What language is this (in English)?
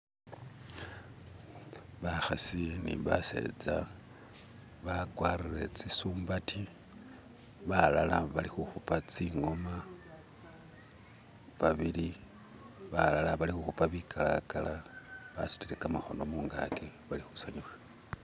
Masaaba